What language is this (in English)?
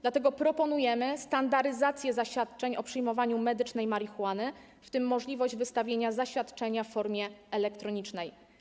Polish